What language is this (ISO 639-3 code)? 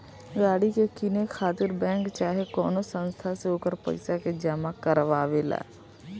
bho